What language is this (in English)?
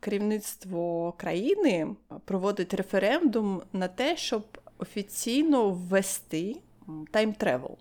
Ukrainian